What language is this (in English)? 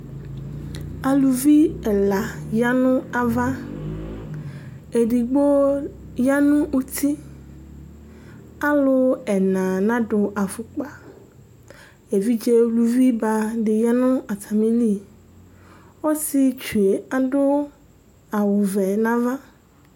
Ikposo